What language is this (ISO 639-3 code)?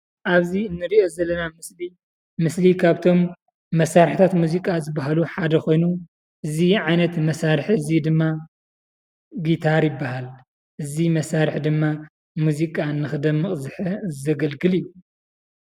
tir